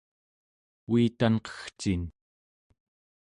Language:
Central Yupik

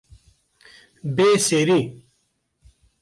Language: Kurdish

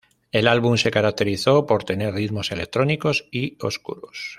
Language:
Spanish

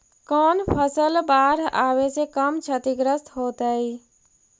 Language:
Magahi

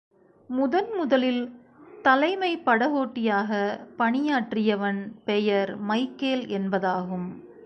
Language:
Tamil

